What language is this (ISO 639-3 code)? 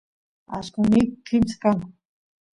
qus